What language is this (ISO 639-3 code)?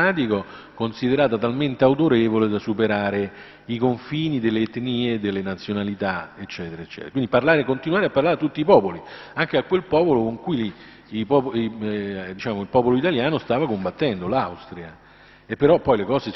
ita